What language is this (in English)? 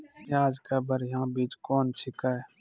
Maithili